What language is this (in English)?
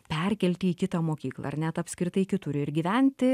Lithuanian